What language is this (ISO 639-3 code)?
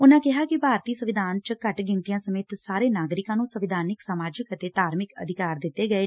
pan